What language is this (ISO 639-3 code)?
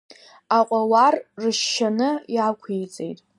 abk